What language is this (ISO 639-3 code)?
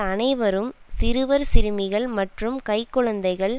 tam